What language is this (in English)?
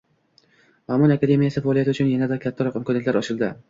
Uzbek